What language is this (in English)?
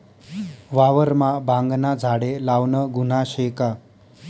Marathi